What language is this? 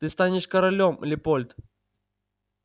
Russian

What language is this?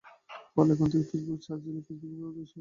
Bangla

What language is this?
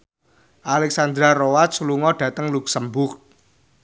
Javanese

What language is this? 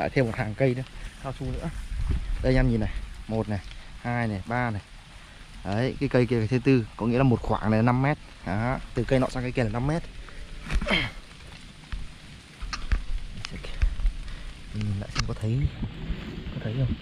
Vietnamese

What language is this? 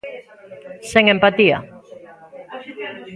Galician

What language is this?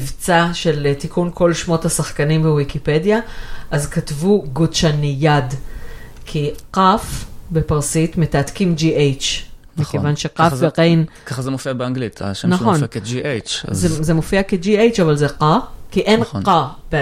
Hebrew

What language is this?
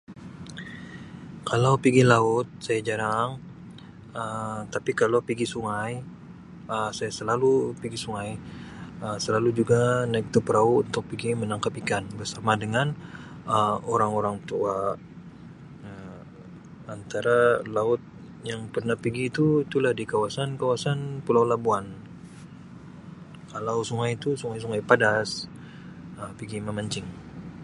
Sabah Malay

